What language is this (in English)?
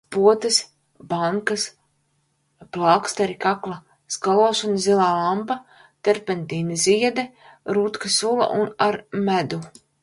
Latvian